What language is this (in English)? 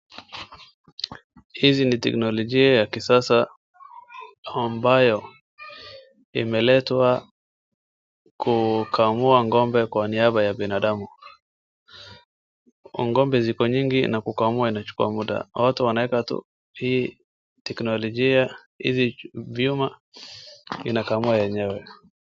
Swahili